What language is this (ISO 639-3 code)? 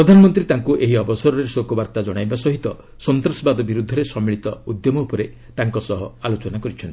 ori